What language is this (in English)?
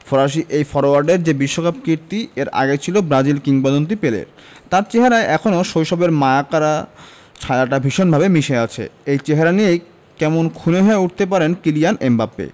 Bangla